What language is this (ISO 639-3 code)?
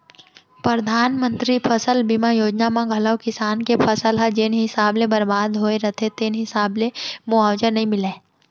hne